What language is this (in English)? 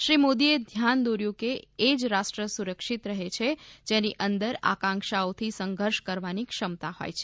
Gujarati